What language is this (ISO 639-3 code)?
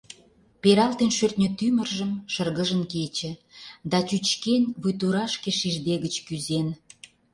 chm